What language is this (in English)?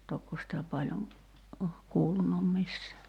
Finnish